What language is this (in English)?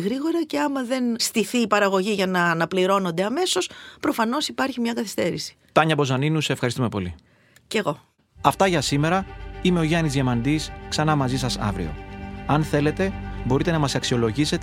Greek